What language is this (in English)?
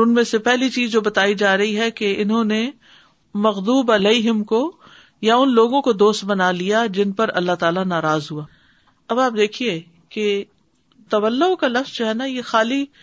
Urdu